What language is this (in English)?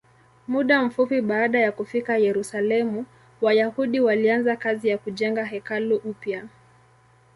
Swahili